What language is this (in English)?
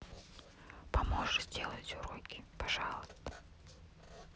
Russian